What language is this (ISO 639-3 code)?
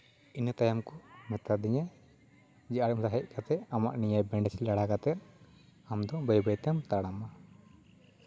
sat